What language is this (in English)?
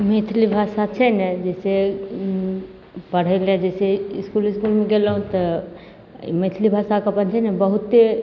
Maithili